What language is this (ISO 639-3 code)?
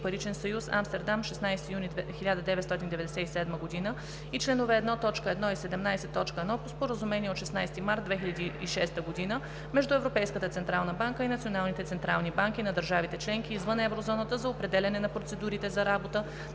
bul